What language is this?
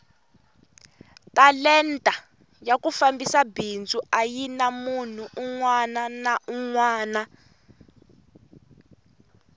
Tsonga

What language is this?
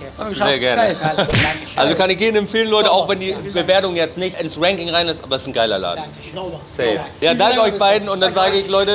German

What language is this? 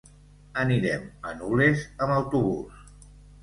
Catalan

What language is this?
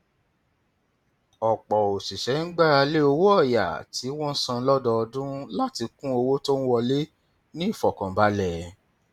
Yoruba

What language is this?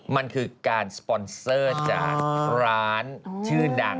Thai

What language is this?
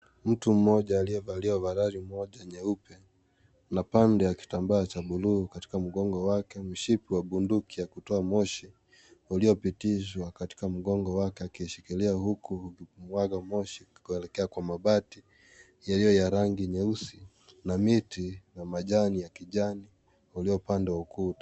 Swahili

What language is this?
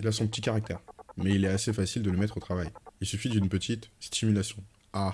French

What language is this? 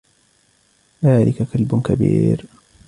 Arabic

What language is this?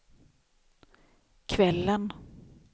Swedish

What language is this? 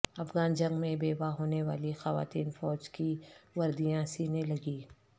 Urdu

